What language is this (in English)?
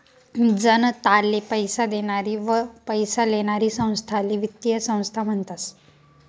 Marathi